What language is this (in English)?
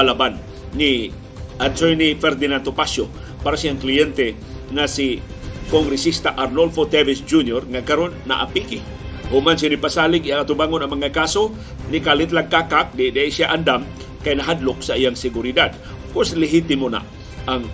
Filipino